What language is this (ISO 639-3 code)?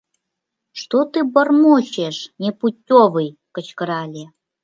chm